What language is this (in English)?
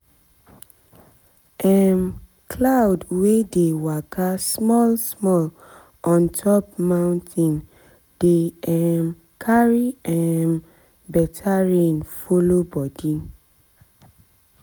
Nigerian Pidgin